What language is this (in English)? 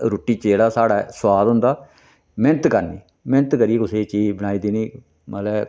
Dogri